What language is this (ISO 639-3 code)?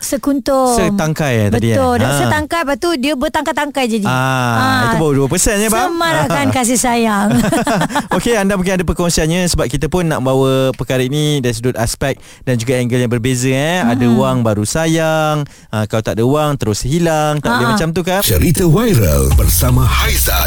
msa